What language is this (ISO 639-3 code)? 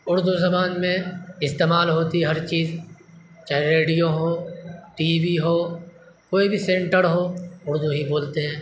urd